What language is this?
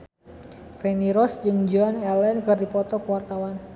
Sundanese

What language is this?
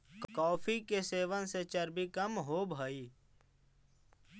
Magahi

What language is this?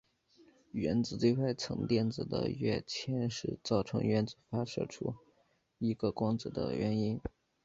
Chinese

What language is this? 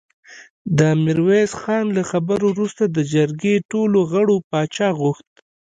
Pashto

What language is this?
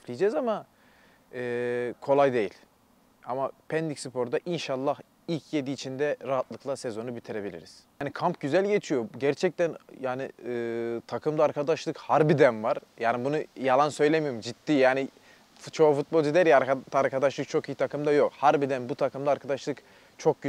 Turkish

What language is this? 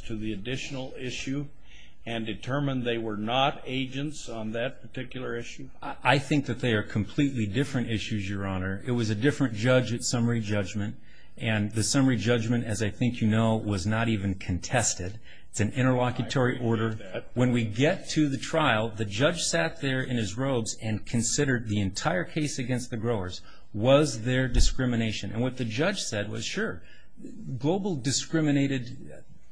English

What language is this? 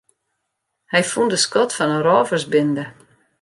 Western Frisian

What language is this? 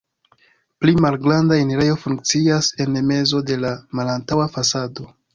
Esperanto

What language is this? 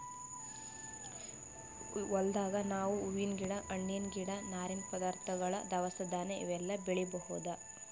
Kannada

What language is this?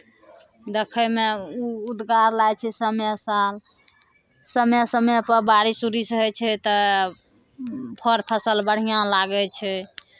Maithili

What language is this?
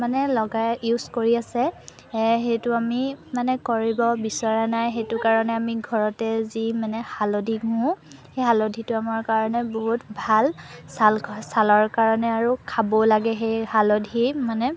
Assamese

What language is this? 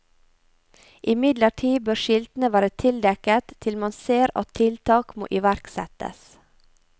Norwegian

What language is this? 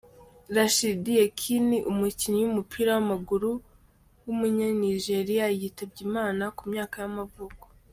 Kinyarwanda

